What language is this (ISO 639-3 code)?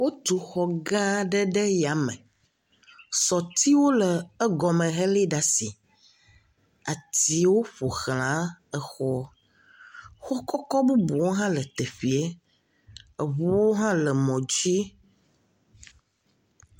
ewe